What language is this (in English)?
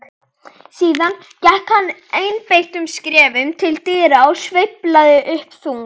Icelandic